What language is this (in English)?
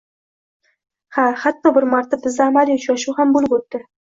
Uzbek